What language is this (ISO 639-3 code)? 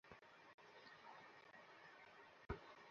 ben